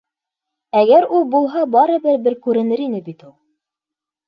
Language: Bashkir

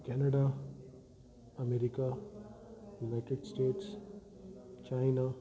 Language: Sindhi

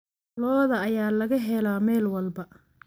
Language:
Somali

